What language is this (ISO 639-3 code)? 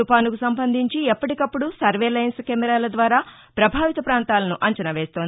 tel